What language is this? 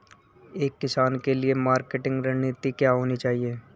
Hindi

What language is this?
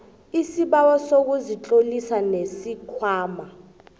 South Ndebele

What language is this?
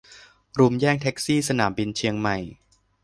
Thai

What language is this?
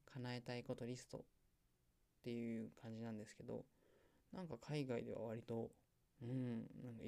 Japanese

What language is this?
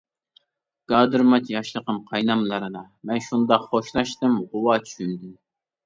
Uyghur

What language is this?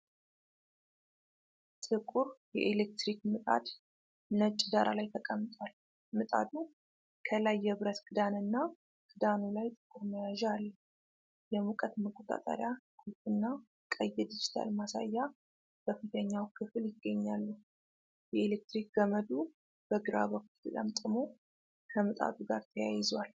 Amharic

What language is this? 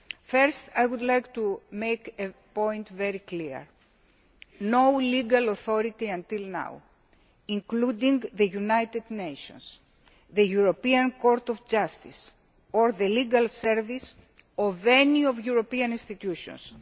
English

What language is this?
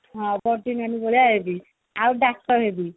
Odia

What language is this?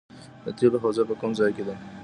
Pashto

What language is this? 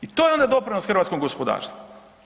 Croatian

